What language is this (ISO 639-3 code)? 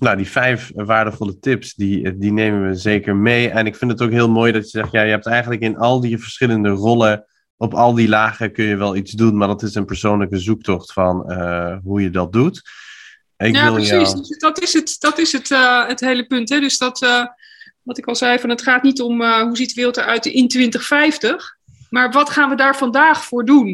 nld